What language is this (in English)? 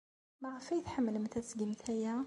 Kabyle